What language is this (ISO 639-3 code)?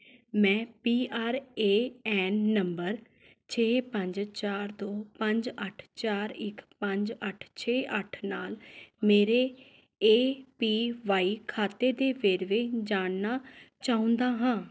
pan